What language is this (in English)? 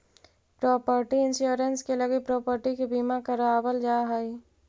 Magahi